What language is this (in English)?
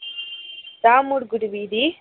Telugu